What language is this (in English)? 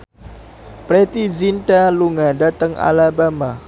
Javanese